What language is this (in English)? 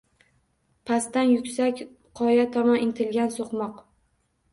Uzbek